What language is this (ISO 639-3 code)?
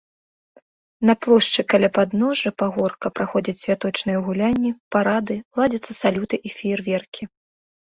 bel